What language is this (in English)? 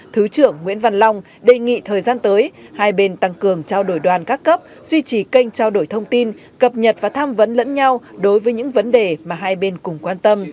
Vietnamese